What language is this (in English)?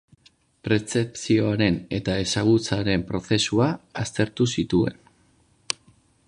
Basque